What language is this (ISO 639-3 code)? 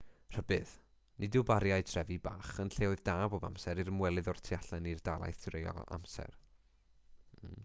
cym